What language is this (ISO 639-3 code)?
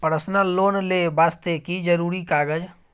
mai